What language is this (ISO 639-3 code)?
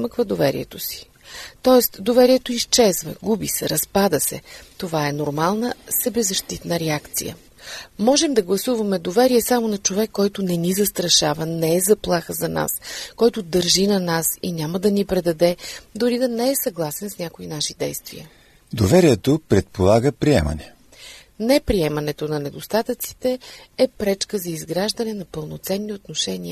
bul